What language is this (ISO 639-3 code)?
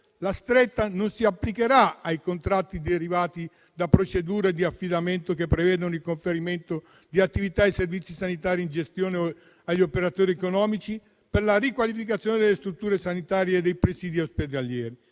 ita